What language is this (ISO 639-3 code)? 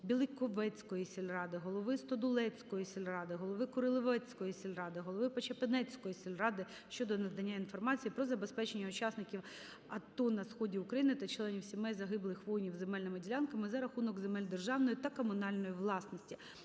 ukr